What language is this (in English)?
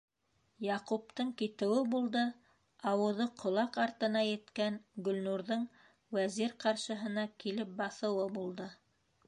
Bashkir